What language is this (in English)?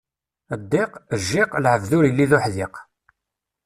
Kabyle